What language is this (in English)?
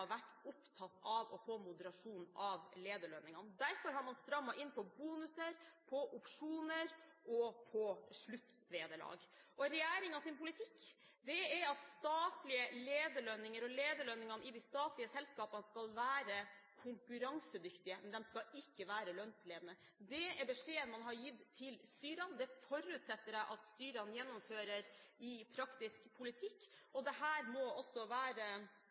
Norwegian Bokmål